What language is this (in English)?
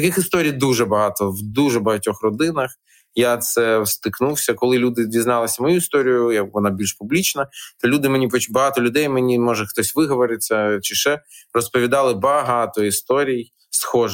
Ukrainian